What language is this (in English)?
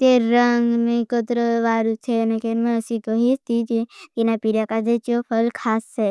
Bhili